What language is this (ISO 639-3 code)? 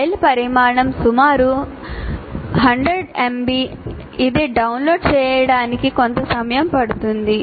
tel